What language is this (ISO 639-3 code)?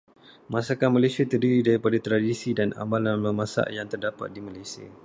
msa